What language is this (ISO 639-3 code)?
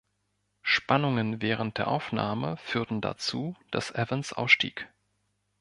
deu